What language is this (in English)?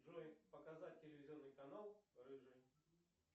Russian